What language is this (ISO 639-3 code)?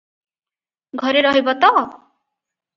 ori